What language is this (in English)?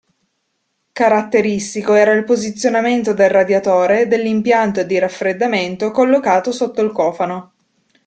Italian